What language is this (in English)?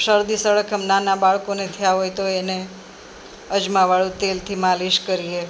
Gujarati